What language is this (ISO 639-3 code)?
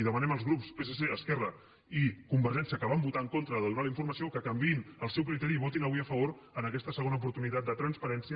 cat